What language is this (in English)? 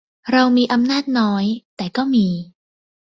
Thai